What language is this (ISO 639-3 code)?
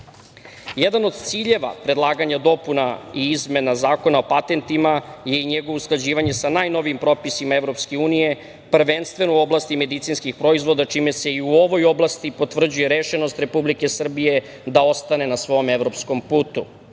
srp